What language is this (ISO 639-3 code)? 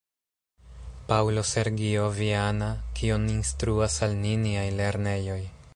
epo